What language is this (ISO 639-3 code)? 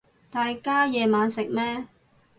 yue